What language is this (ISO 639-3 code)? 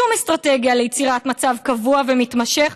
heb